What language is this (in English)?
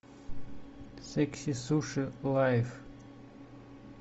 Russian